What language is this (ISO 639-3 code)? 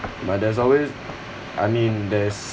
eng